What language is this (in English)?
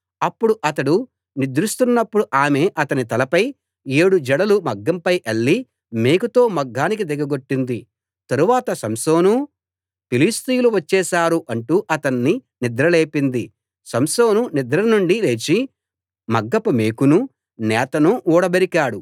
Telugu